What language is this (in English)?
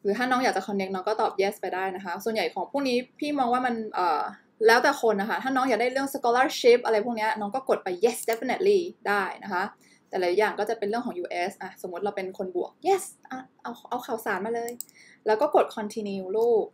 Thai